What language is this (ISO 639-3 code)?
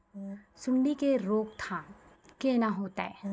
mai